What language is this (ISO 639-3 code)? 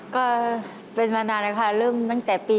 tha